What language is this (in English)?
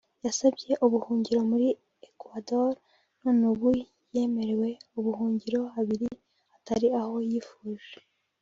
Kinyarwanda